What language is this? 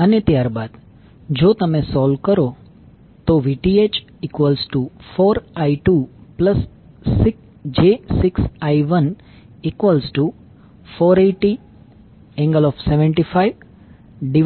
Gujarati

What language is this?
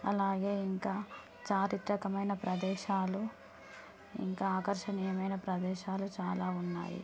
Telugu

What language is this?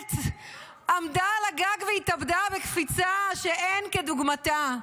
Hebrew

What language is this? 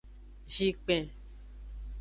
Aja (Benin)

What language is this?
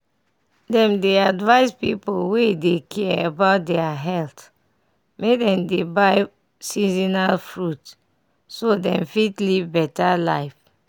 Nigerian Pidgin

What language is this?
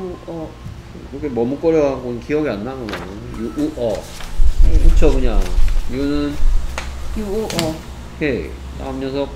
Korean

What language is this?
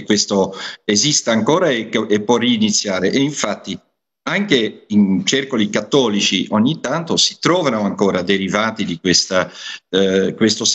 Italian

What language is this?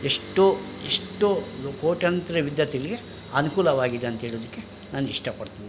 Kannada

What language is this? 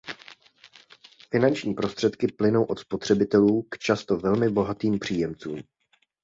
Czech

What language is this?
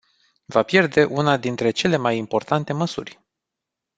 Romanian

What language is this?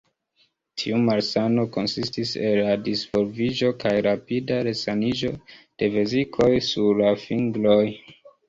Esperanto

